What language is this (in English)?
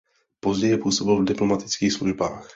Czech